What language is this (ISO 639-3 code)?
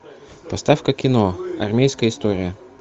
rus